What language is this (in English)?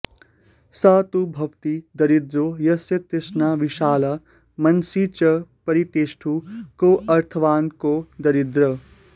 Sanskrit